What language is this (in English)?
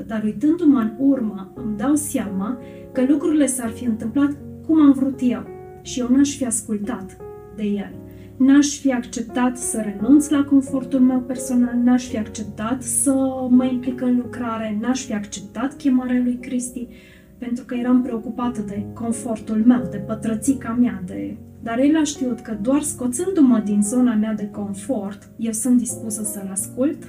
Romanian